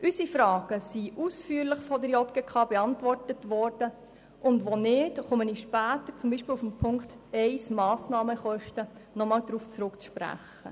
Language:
Swiss German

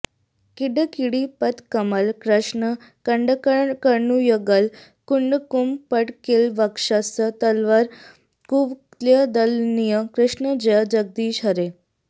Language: Sanskrit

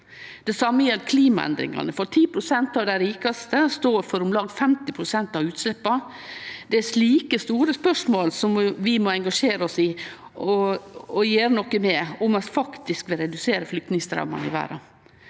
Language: Norwegian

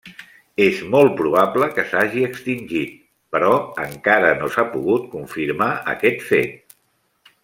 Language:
Catalan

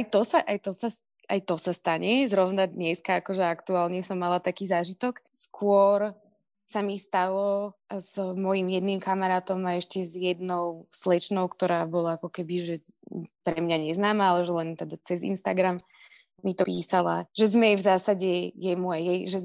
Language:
Slovak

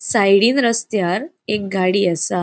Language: Konkani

